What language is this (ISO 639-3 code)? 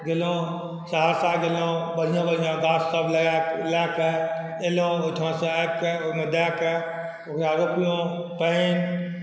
mai